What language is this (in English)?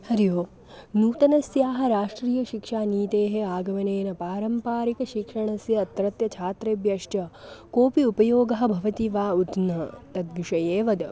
Sanskrit